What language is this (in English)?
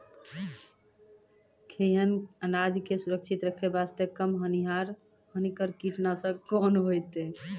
Maithili